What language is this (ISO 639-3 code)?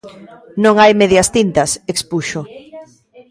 glg